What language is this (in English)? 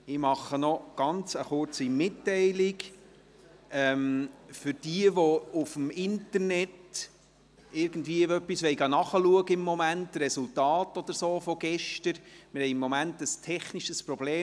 Swiss German